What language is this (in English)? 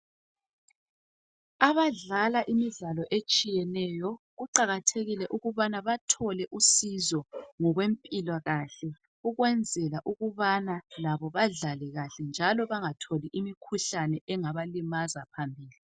North Ndebele